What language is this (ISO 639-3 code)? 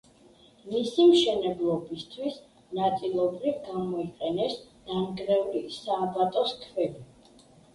kat